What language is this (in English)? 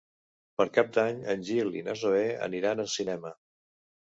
Catalan